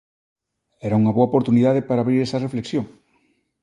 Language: Galician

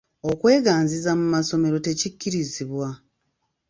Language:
Ganda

